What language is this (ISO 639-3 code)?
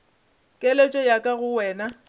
nso